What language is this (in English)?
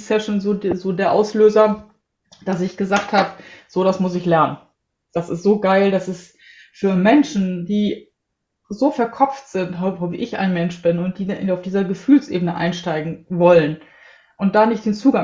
German